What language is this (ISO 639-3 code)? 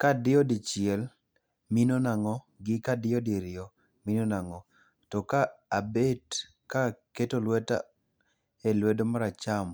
luo